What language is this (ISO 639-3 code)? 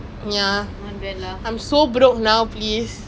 eng